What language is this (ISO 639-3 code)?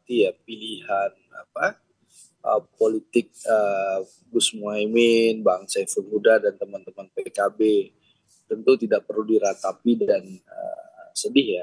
ind